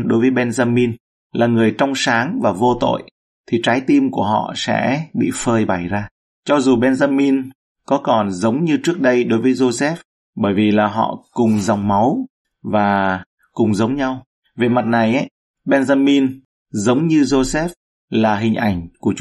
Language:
Vietnamese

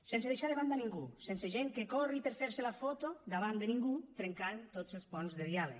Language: Catalan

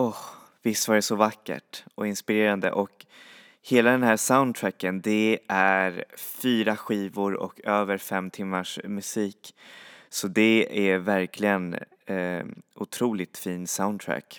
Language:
Swedish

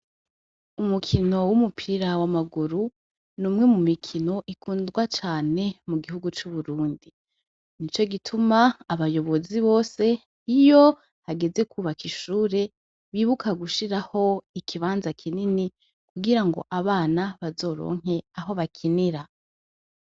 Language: Rundi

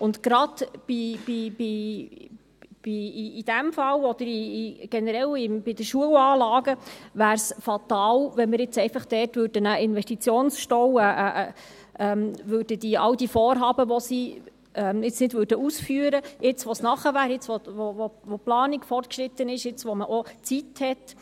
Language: Swiss German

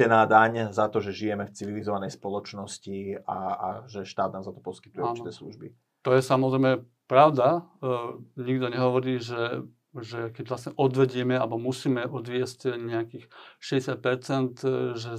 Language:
Slovak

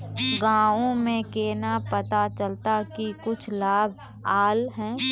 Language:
Magahi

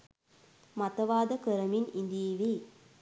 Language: Sinhala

